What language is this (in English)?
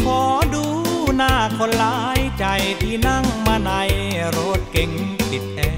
Thai